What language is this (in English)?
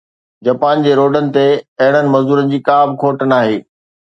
Sindhi